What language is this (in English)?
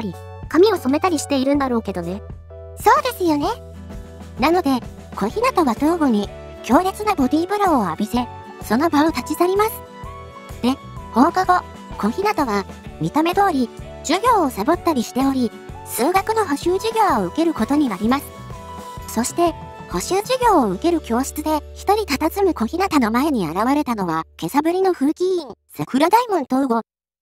Japanese